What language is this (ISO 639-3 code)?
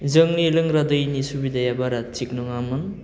brx